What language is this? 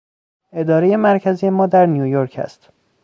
Persian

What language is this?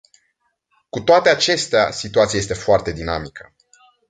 Romanian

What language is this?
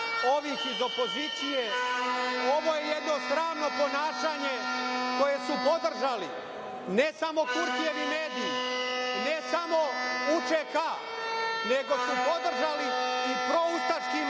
Serbian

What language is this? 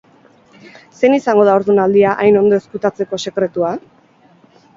Basque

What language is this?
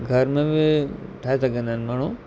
Sindhi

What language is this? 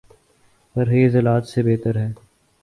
Urdu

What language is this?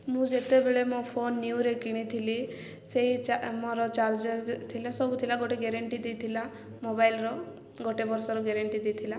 Odia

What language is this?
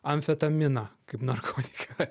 Lithuanian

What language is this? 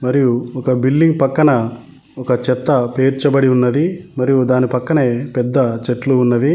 Telugu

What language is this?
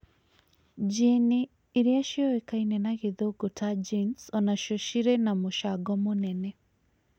Kikuyu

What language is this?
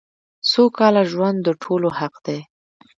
Pashto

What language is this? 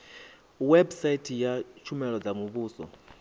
Venda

